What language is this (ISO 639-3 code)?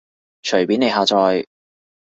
yue